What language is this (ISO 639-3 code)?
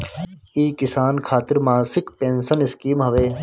bho